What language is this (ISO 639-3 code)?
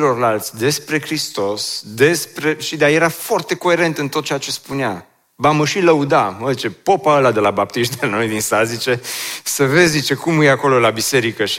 ron